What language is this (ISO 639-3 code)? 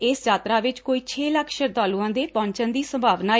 pan